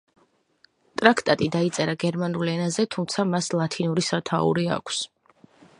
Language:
Georgian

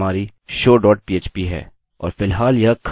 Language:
Hindi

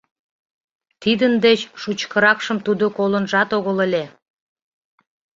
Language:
Mari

